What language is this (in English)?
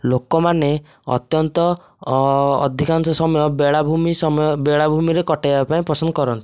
Odia